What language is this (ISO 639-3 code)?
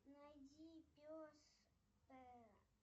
rus